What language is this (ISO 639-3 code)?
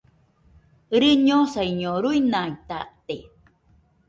hux